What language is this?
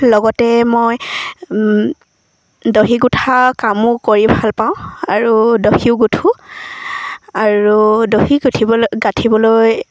Assamese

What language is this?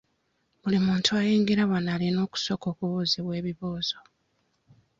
Ganda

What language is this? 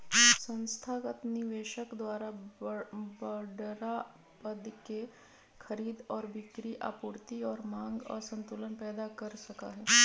Magahi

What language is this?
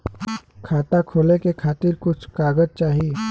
Bhojpuri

